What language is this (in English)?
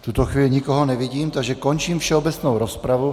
Czech